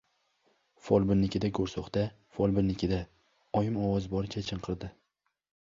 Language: Uzbek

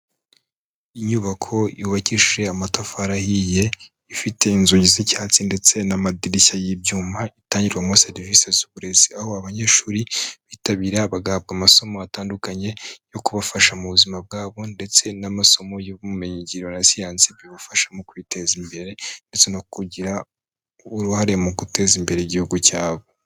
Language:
Kinyarwanda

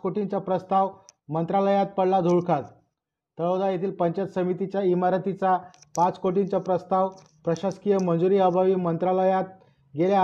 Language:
Marathi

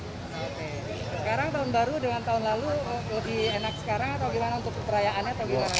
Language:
Indonesian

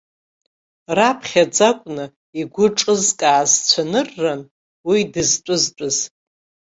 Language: Abkhazian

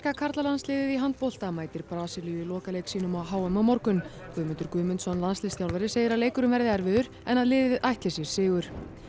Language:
Icelandic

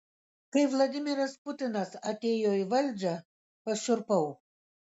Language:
Lithuanian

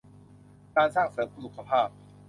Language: Thai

